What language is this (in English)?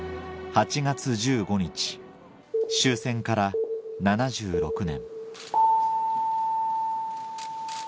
Japanese